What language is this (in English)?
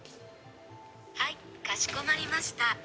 Japanese